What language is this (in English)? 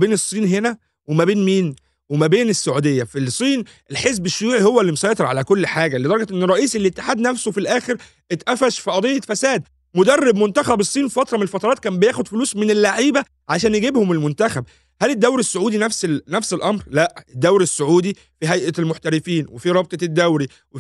Arabic